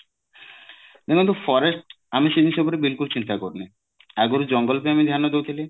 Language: Odia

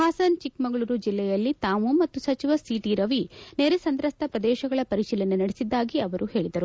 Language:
Kannada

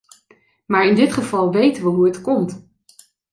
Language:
Dutch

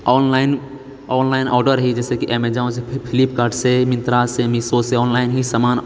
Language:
Maithili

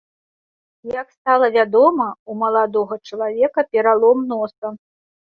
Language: Belarusian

